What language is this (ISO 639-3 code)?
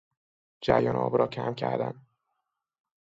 fas